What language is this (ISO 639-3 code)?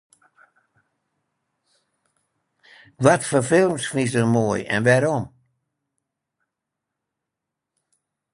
fry